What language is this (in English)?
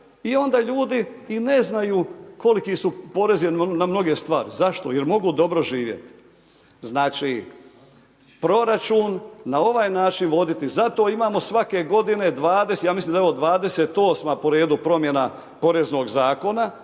Croatian